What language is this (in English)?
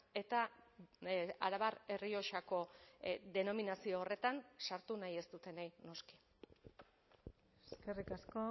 Basque